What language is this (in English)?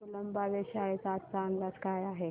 Marathi